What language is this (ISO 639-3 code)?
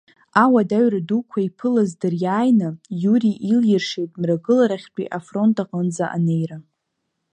abk